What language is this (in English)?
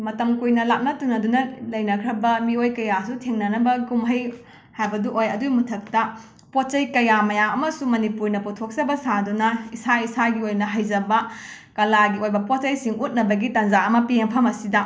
Manipuri